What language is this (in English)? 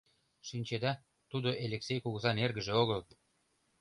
Mari